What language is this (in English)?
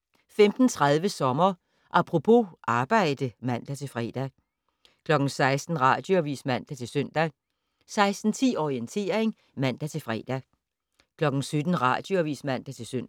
Danish